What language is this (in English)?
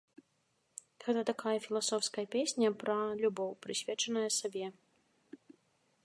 Belarusian